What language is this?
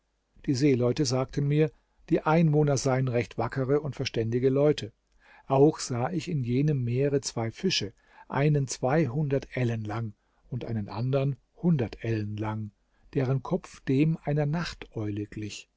German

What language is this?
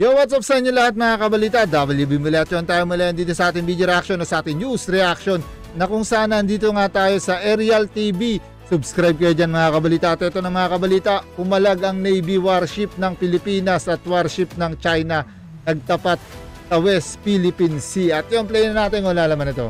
Filipino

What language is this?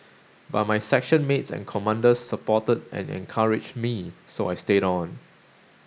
English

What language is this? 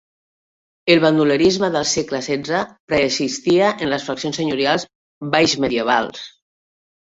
Catalan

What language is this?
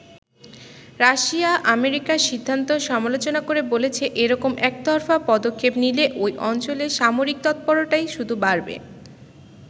Bangla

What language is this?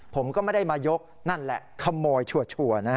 Thai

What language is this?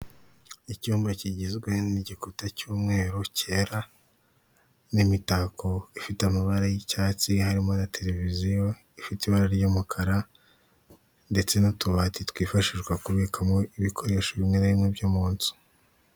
Kinyarwanda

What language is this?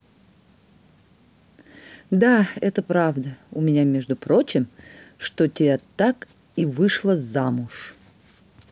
Russian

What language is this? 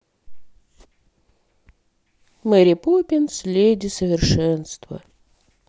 Russian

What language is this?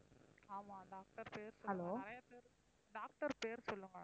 Tamil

